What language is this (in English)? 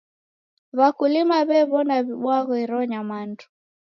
Taita